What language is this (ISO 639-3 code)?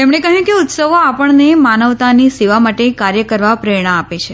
guj